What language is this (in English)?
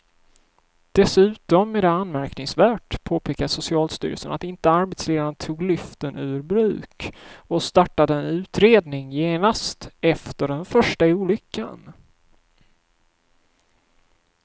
Swedish